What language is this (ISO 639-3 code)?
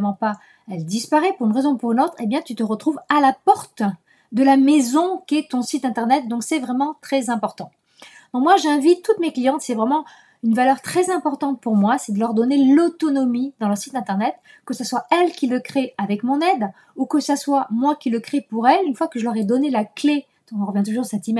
fra